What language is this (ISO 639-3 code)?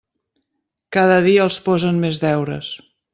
cat